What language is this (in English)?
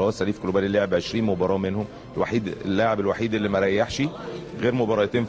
Arabic